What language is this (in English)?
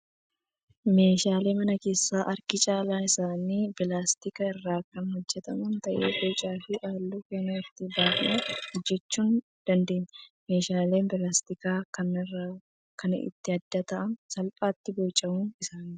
Oromo